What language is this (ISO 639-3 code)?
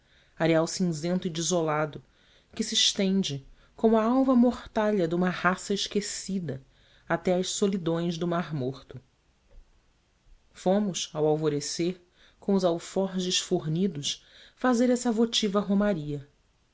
por